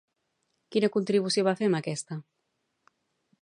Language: Catalan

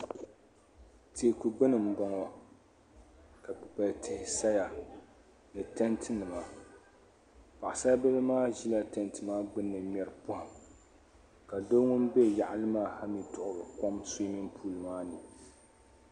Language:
Dagbani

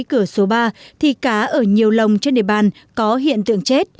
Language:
Vietnamese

